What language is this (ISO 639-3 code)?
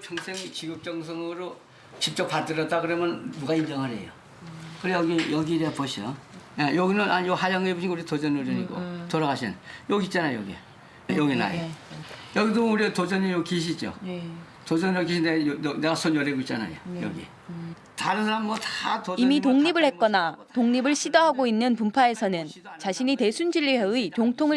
kor